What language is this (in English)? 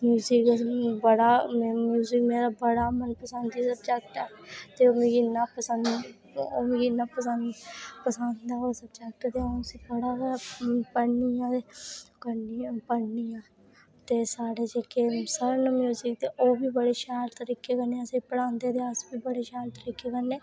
Dogri